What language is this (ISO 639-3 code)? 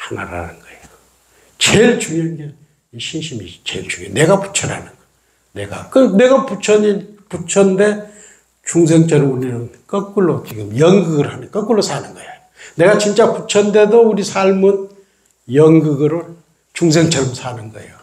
kor